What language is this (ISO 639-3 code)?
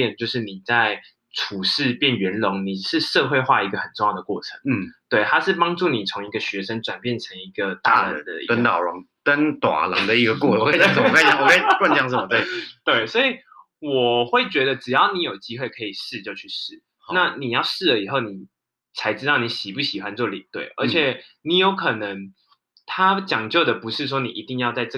zho